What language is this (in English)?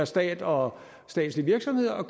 Danish